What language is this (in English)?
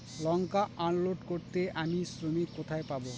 Bangla